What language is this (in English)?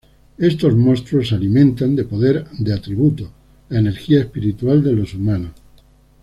Spanish